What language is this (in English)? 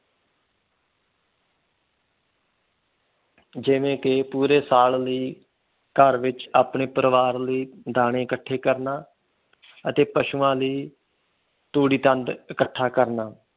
Punjabi